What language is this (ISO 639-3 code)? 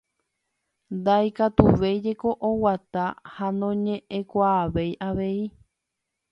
grn